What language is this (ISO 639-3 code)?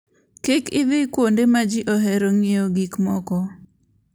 luo